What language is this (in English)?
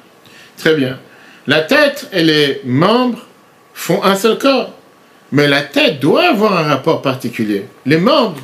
French